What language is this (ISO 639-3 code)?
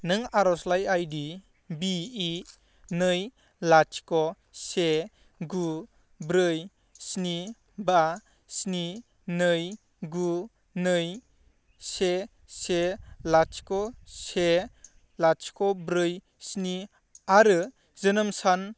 brx